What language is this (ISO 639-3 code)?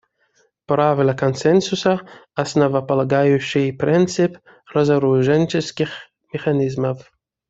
rus